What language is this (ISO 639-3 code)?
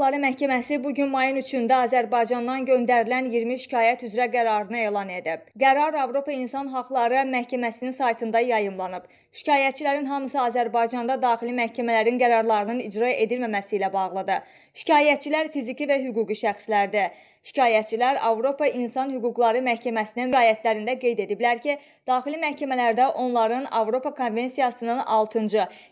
aze